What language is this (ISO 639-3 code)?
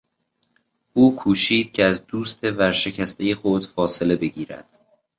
fas